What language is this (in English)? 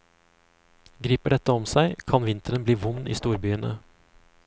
Norwegian